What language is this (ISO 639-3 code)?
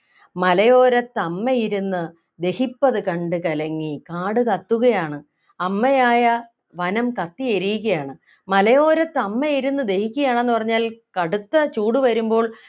mal